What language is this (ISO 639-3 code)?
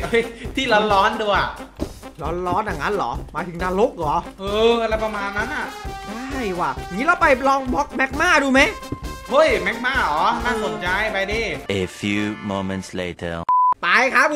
tha